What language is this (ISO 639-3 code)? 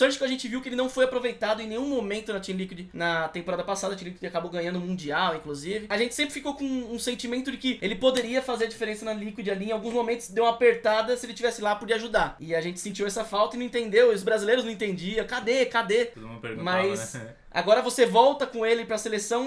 por